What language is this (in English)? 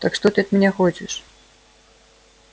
Russian